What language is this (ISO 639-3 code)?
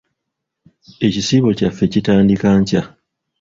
lug